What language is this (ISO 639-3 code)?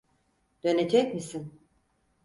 tur